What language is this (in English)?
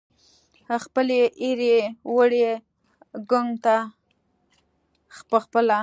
Pashto